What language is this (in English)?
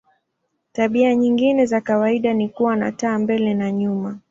Swahili